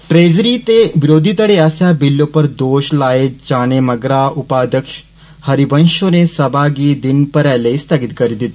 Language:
Dogri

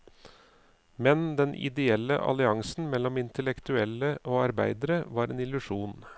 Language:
Norwegian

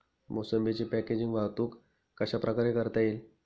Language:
Marathi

